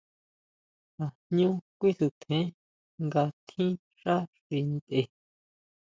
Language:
Huautla Mazatec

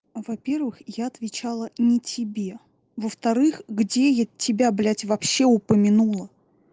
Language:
Russian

